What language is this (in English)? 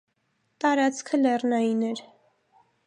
Armenian